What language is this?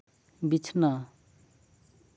Santali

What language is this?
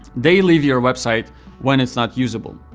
English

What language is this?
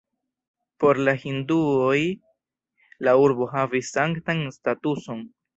Esperanto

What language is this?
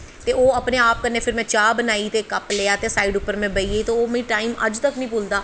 Dogri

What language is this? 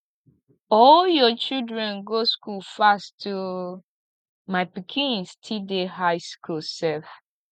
Nigerian Pidgin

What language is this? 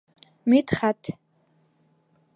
Bashkir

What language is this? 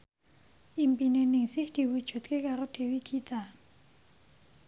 Javanese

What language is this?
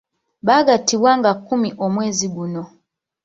Ganda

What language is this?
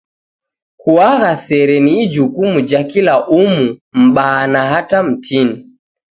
Taita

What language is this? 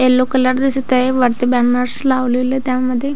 Marathi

